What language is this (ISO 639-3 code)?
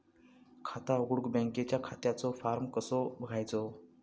mar